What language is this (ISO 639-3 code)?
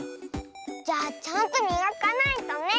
jpn